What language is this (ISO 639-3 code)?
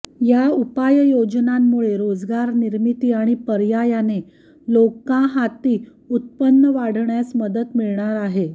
mar